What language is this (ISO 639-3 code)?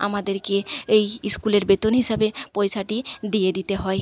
ben